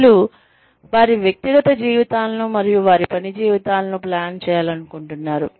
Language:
Telugu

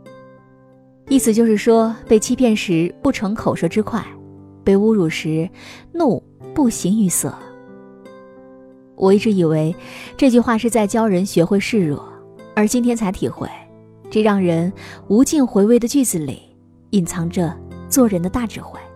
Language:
Chinese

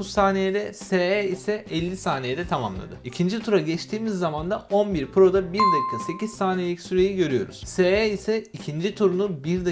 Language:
Turkish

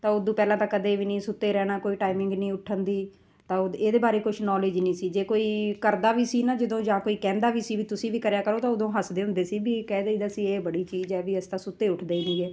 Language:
Punjabi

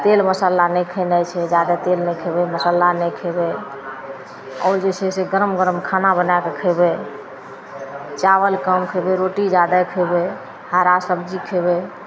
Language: Maithili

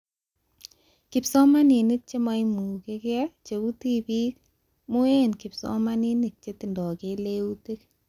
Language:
Kalenjin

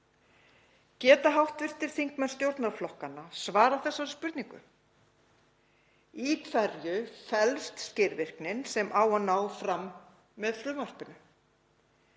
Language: Icelandic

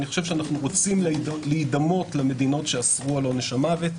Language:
Hebrew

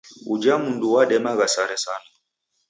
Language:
Taita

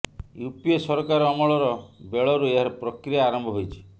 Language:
Odia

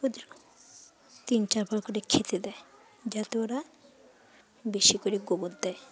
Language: Bangla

